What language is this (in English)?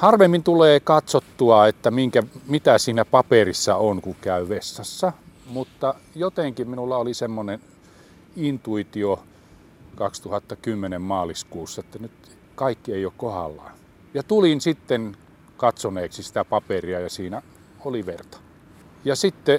Finnish